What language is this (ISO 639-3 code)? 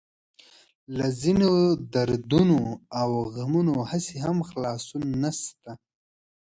pus